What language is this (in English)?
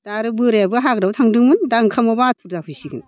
Bodo